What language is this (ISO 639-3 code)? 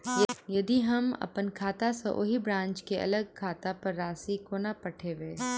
mai